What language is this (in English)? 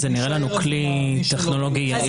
Hebrew